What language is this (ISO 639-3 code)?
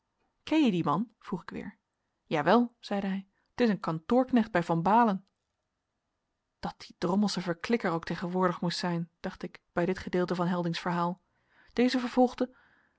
nld